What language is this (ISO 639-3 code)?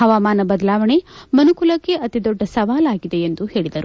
kan